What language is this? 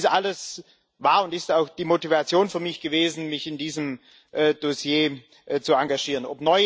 German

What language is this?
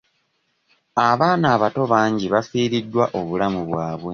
Ganda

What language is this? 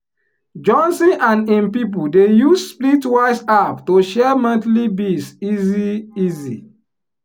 Nigerian Pidgin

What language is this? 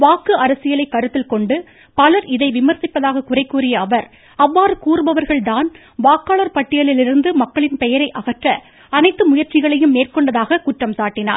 Tamil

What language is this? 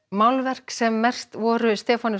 Icelandic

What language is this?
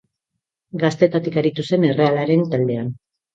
Basque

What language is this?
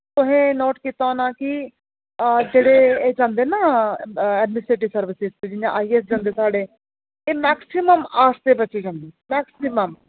Dogri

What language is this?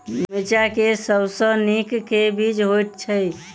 Maithili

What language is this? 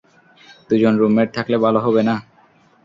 Bangla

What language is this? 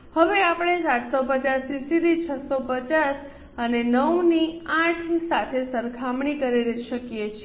Gujarati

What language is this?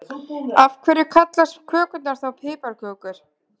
Icelandic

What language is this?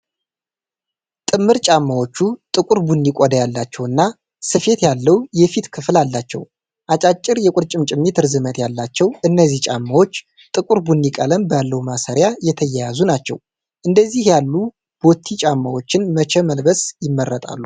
Amharic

